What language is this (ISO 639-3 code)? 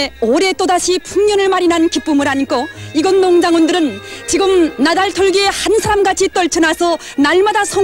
kor